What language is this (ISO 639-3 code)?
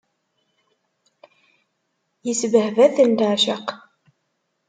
kab